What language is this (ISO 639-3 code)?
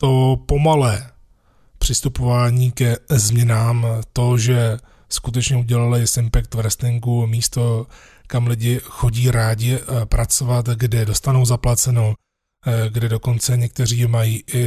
ces